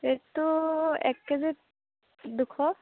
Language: Assamese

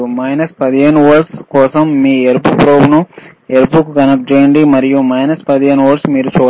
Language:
Telugu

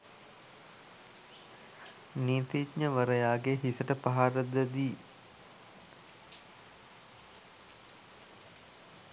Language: Sinhala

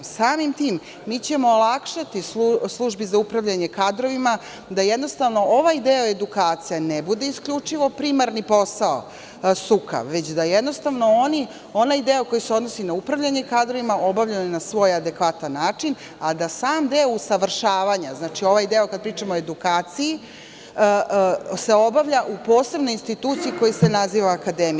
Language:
Serbian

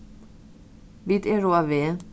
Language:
Faroese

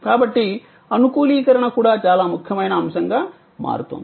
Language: Telugu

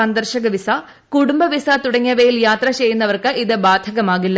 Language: Malayalam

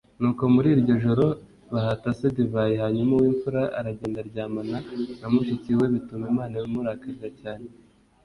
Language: Kinyarwanda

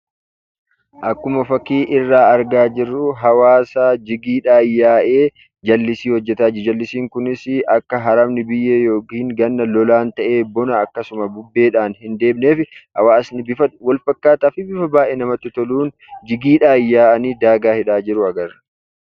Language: Oromo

